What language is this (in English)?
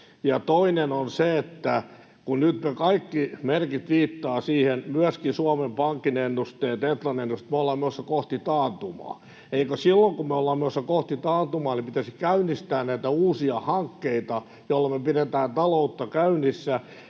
Finnish